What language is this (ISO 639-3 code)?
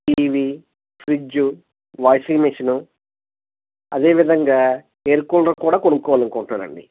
tel